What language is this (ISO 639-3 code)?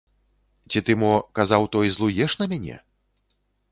bel